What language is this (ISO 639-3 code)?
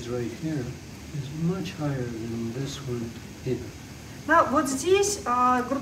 rus